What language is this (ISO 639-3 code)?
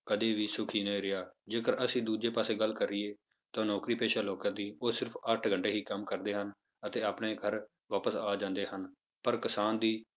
pan